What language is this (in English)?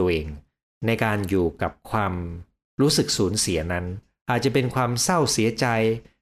Thai